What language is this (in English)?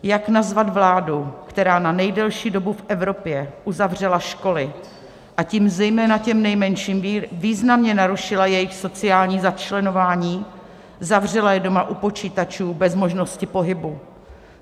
Czech